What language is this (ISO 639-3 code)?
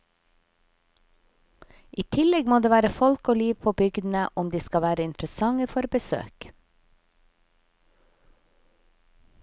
nor